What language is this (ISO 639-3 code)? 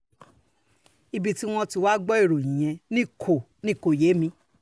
yor